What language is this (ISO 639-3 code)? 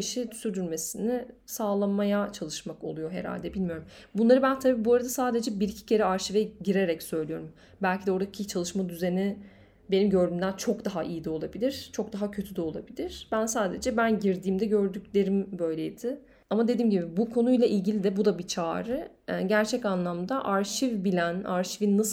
tur